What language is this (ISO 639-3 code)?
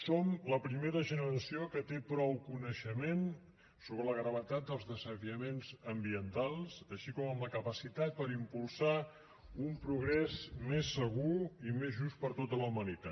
cat